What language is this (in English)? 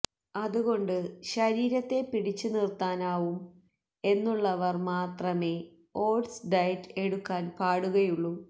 Malayalam